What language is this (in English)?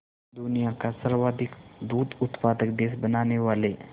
Hindi